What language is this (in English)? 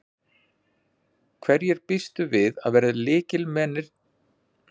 Icelandic